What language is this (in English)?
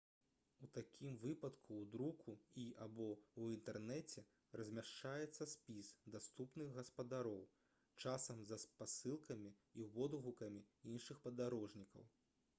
Belarusian